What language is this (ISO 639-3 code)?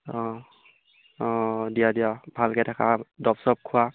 asm